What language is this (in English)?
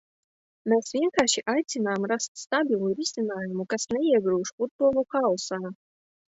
Latvian